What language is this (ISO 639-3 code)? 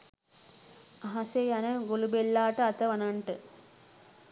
sin